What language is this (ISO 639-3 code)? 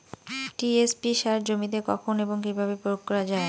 ben